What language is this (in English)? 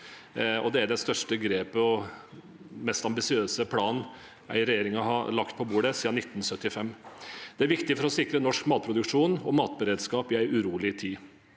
Norwegian